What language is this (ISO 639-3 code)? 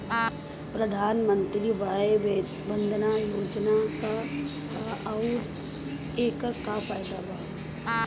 bho